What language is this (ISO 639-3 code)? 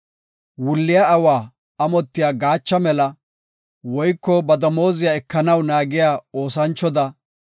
gof